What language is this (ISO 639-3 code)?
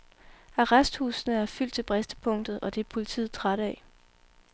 dan